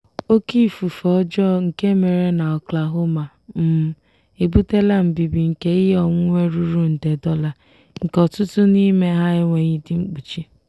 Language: Igbo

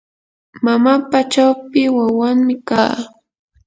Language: Yanahuanca Pasco Quechua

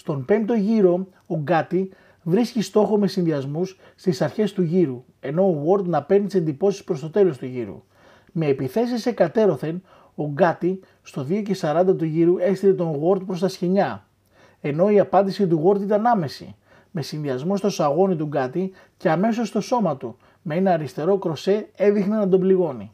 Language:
Greek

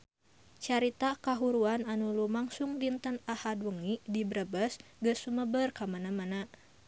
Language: Sundanese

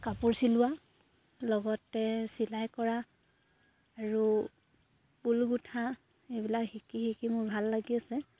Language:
Assamese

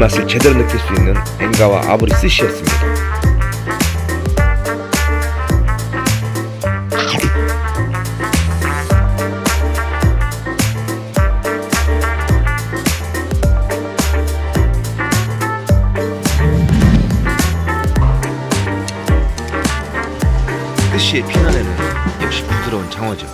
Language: Korean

